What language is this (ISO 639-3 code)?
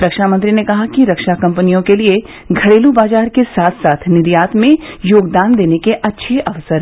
hin